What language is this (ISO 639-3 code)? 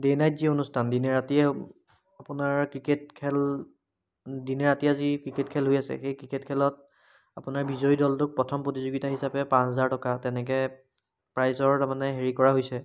asm